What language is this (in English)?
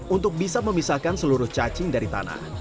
Indonesian